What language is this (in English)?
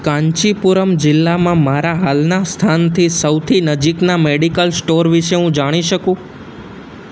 Gujarati